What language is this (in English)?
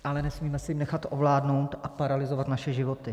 Czech